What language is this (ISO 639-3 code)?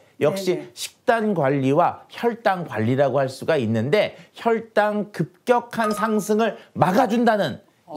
kor